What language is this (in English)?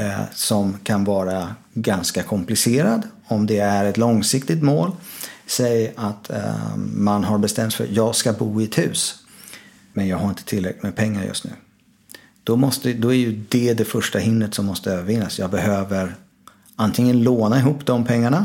Swedish